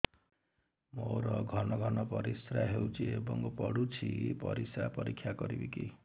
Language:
Odia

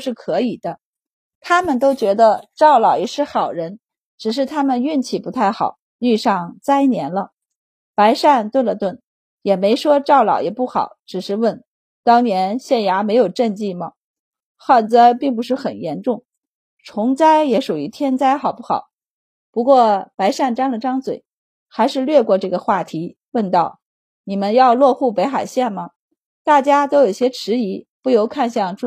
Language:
Chinese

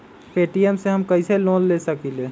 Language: Magahi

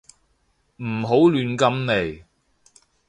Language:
Cantonese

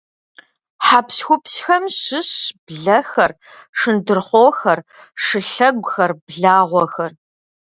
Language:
Kabardian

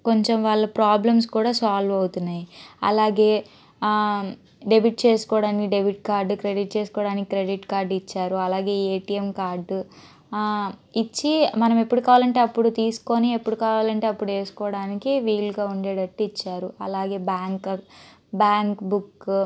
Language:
Telugu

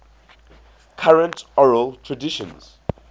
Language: English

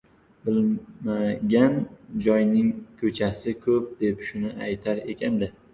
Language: Uzbek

